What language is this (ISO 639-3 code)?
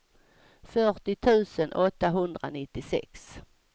swe